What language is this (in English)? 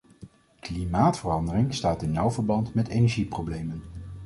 Dutch